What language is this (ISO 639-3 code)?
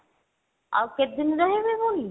ori